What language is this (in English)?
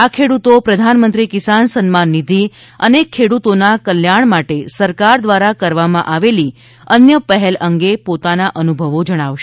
Gujarati